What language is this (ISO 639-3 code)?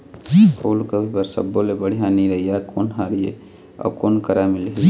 hne